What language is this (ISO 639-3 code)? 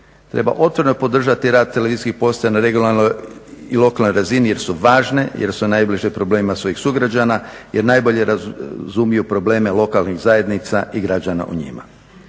hrv